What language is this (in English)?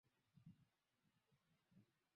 Swahili